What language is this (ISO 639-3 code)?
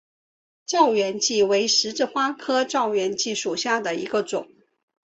zho